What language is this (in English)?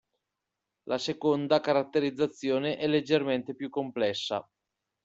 Italian